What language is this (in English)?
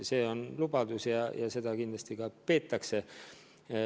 Estonian